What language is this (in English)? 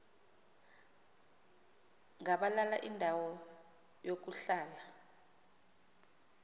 Xhosa